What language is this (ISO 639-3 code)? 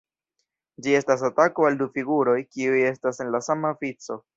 epo